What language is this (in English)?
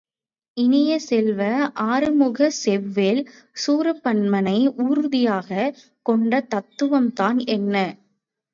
Tamil